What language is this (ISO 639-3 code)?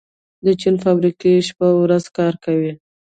pus